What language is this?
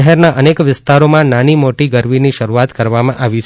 Gujarati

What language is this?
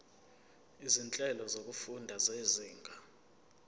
Zulu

